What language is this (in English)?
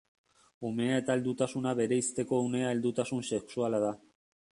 Basque